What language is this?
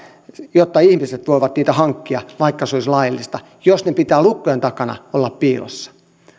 Finnish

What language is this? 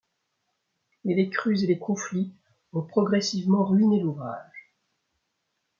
French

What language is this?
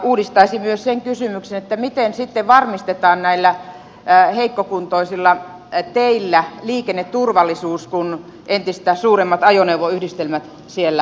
Finnish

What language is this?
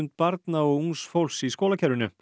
Icelandic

